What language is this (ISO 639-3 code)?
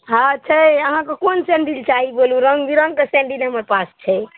mai